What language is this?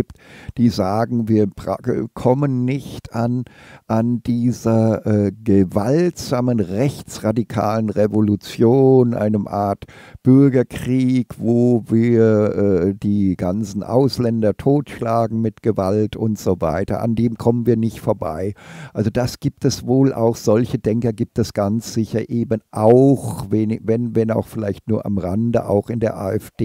German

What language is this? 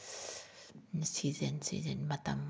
Manipuri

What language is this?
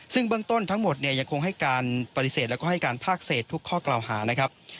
Thai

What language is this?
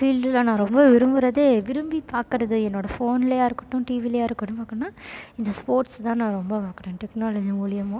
Tamil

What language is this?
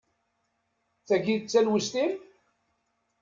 Kabyle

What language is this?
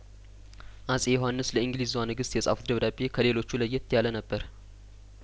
Amharic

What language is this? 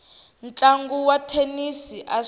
Tsonga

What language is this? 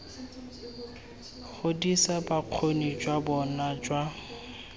Tswana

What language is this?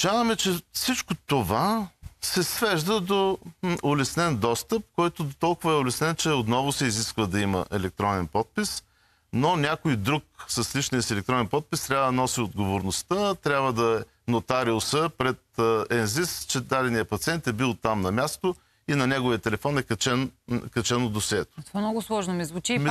Bulgarian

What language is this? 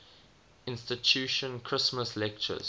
English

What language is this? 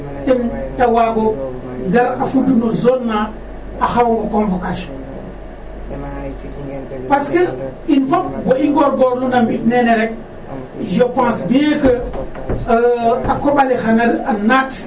Serer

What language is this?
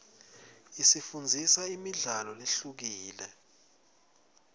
Swati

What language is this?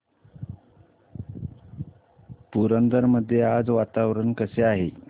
Marathi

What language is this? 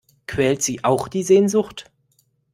German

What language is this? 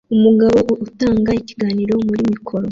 Kinyarwanda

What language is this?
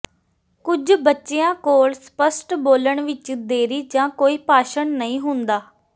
Punjabi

